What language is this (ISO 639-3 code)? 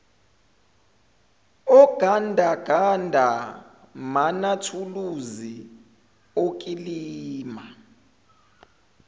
zul